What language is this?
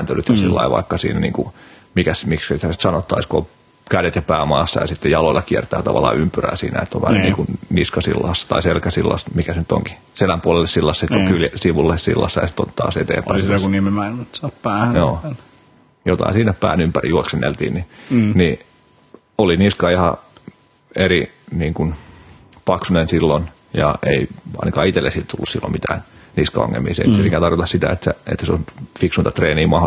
Finnish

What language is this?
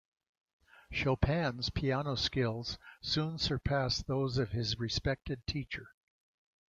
English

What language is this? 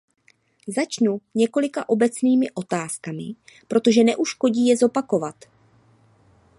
Czech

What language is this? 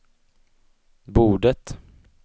Swedish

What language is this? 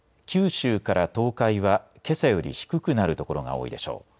Japanese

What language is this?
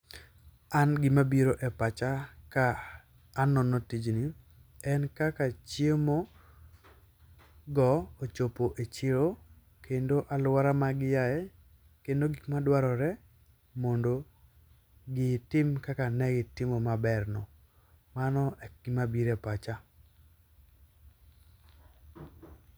Luo (Kenya and Tanzania)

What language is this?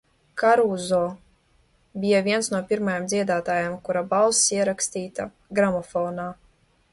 Latvian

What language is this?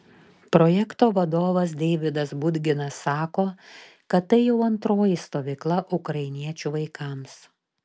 Lithuanian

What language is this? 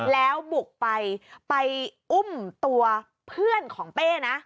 Thai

